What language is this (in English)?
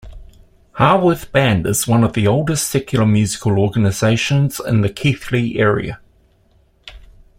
English